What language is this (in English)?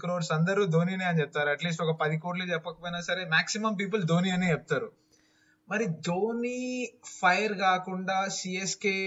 Telugu